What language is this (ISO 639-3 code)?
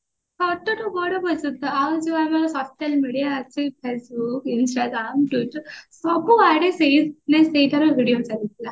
ori